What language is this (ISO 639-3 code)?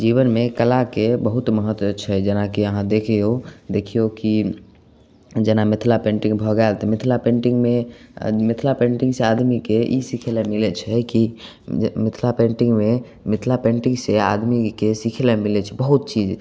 mai